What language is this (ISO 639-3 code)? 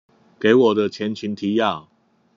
zho